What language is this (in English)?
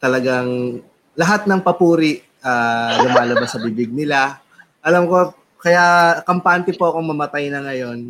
Filipino